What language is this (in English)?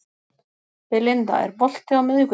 Icelandic